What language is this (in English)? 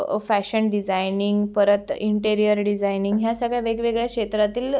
Marathi